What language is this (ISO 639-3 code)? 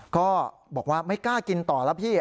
tha